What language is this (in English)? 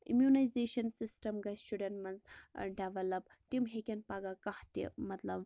Kashmiri